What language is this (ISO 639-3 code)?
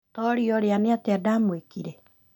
kik